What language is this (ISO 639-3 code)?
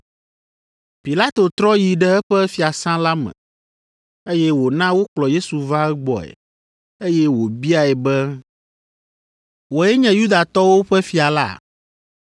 ewe